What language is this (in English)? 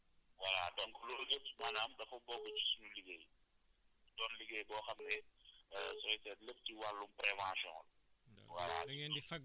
Wolof